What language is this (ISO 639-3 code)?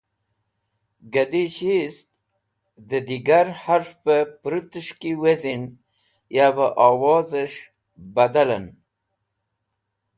wbl